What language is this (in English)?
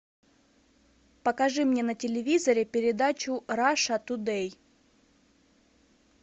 Russian